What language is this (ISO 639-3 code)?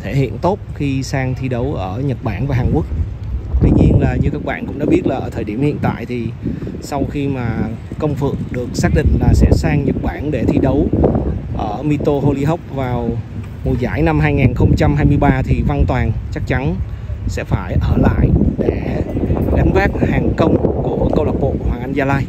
vie